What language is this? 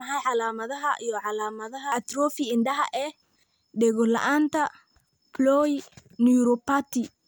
Somali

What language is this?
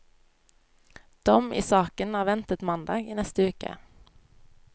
Norwegian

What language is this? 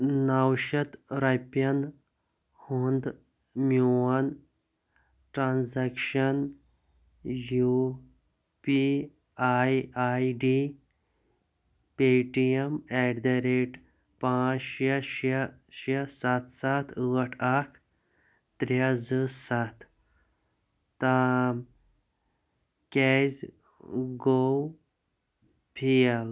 Kashmiri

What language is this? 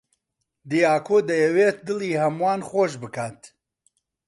Central Kurdish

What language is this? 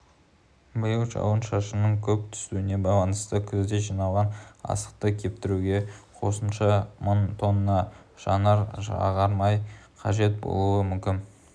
Kazakh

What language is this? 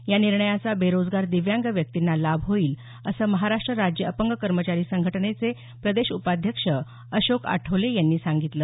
Marathi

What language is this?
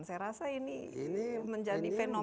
Indonesian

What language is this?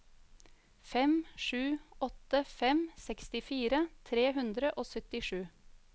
Norwegian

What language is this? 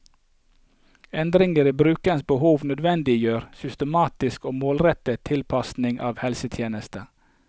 Norwegian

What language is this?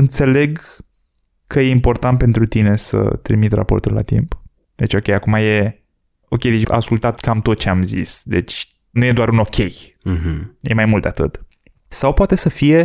Romanian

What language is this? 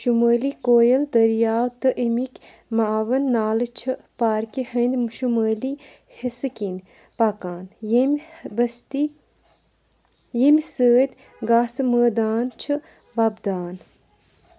Kashmiri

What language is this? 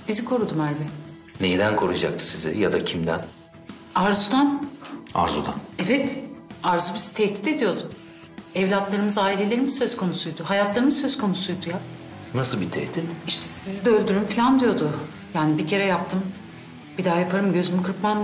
Turkish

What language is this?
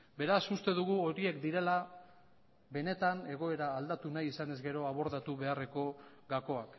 Basque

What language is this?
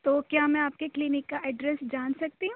Urdu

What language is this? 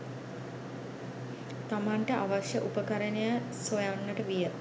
Sinhala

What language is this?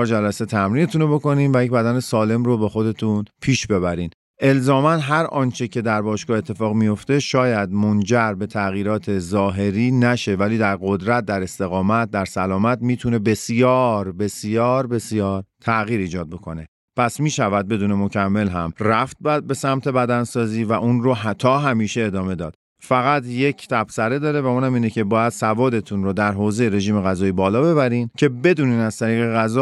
Persian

